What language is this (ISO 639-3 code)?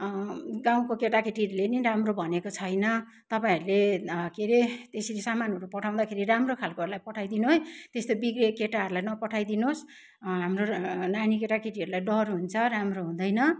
nep